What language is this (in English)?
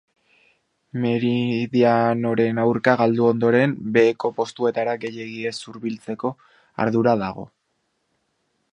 Basque